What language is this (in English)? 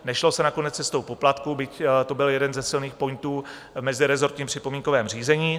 Czech